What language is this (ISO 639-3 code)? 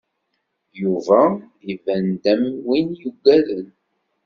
kab